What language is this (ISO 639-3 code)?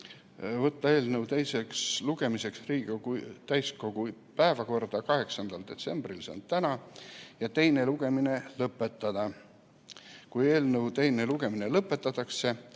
est